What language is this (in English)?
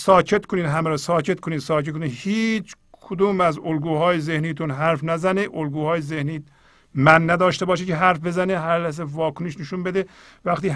Persian